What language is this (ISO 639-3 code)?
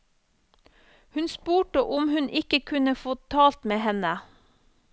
nor